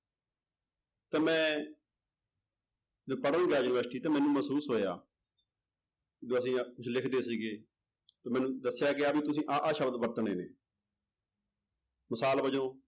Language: Punjabi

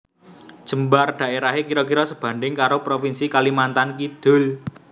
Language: Javanese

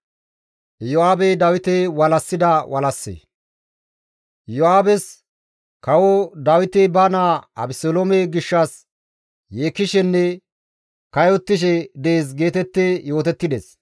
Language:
Gamo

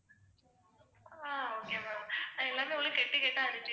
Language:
Tamil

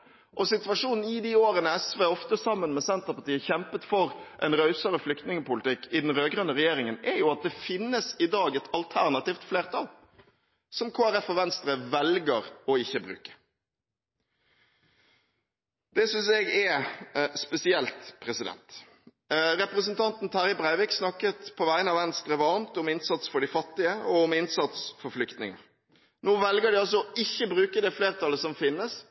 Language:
Norwegian Bokmål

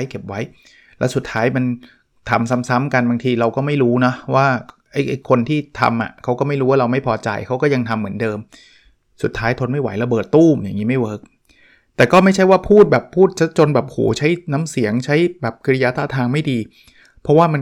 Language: Thai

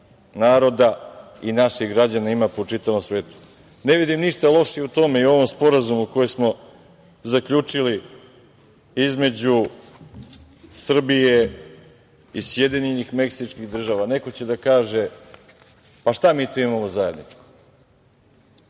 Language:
Serbian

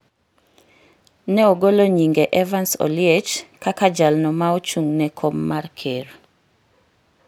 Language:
Luo (Kenya and Tanzania)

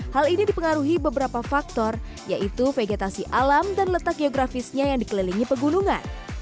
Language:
Indonesian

